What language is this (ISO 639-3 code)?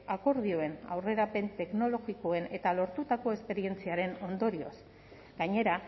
eus